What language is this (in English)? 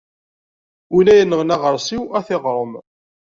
Kabyle